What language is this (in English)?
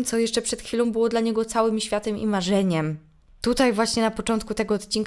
Polish